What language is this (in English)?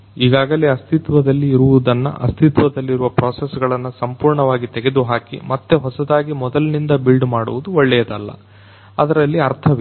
Kannada